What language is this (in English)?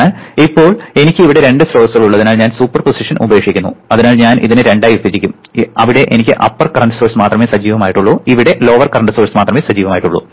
Malayalam